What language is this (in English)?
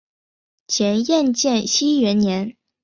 Chinese